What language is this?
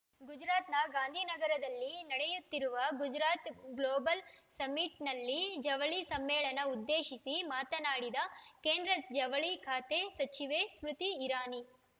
Kannada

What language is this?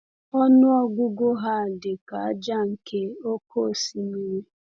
Igbo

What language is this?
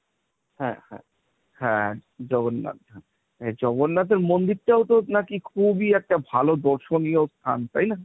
Bangla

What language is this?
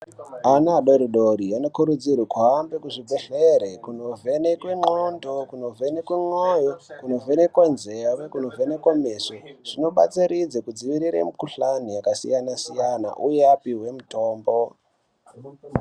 Ndau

